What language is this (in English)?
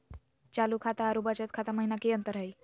Magahi